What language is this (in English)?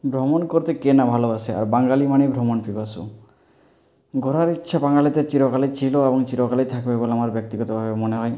Bangla